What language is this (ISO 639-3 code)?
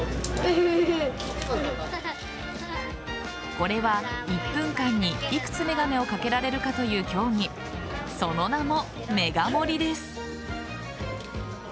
jpn